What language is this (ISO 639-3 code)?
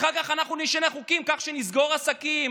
heb